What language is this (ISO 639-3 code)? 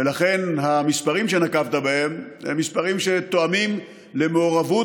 heb